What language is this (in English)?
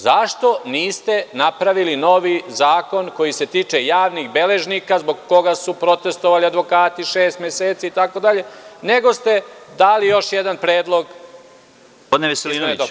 Serbian